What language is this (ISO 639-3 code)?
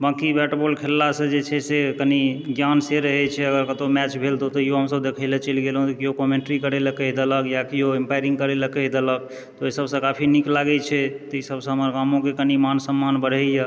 mai